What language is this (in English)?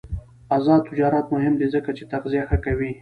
Pashto